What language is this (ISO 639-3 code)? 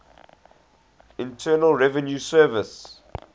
eng